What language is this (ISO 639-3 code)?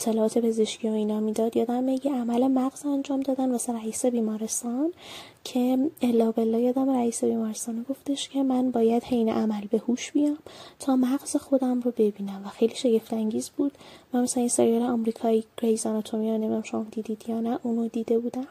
fas